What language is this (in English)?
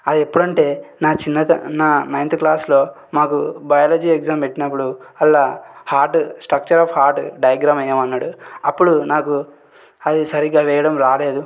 Telugu